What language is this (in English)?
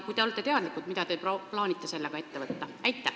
Estonian